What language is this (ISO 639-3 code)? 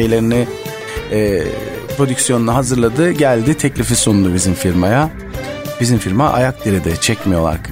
tur